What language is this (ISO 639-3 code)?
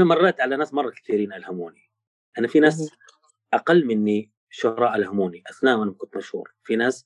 ara